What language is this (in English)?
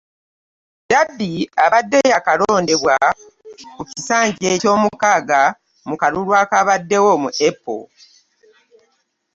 Ganda